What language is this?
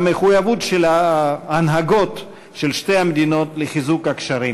Hebrew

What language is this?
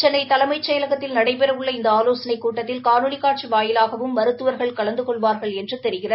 Tamil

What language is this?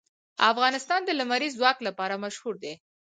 Pashto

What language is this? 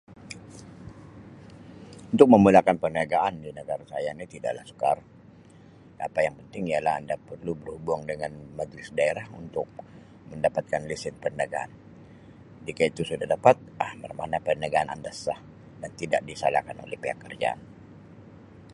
Sabah Malay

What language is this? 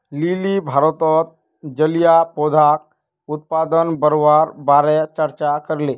Magahi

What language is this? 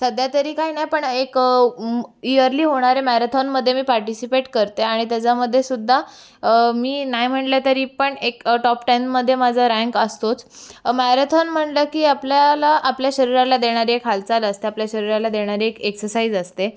Marathi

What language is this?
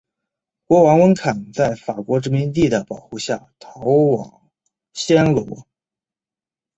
Chinese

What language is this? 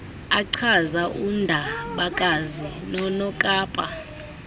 Xhosa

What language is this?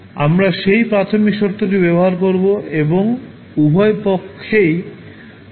Bangla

